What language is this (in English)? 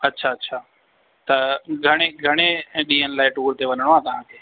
Sindhi